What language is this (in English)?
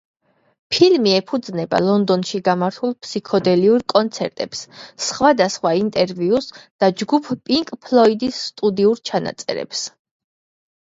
Georgian